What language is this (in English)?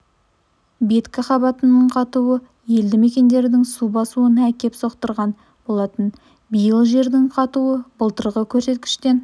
Kazakh